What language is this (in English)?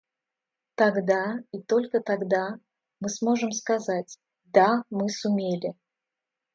Russian